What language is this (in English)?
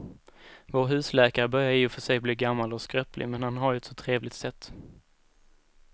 Swedish